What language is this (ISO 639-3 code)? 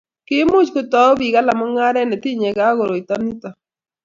kln